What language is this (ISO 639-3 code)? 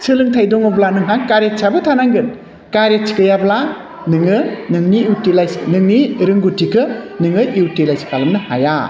brx